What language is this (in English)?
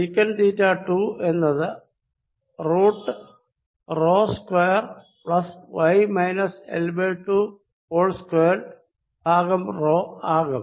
Malayalam